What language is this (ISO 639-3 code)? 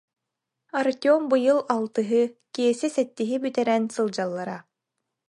sah